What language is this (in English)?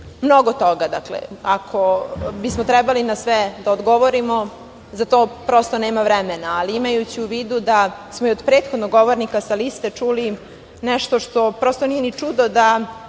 Serbian